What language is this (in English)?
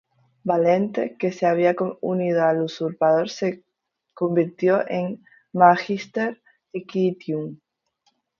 Spanish